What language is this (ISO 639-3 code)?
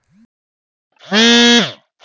bho